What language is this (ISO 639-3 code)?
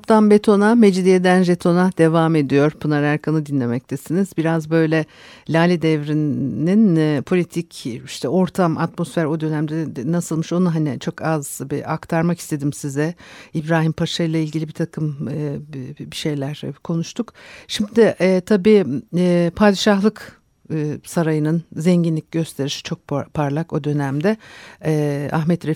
tur